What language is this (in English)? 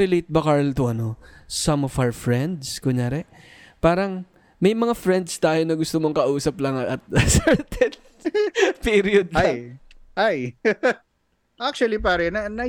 Filipino